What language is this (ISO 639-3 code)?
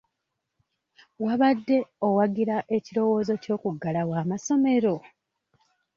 lug